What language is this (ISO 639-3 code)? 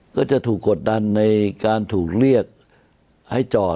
tha